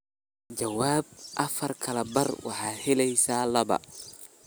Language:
Somali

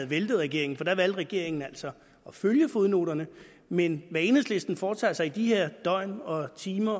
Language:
Danish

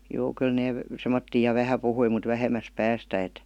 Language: Finnish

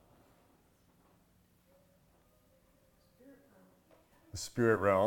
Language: English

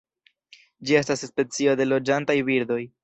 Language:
Esperanto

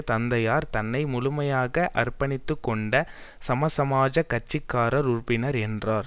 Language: Tamil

